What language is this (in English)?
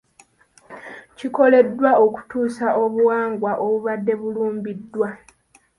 Ganda